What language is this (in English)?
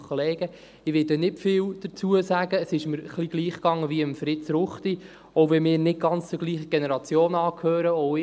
Swiss German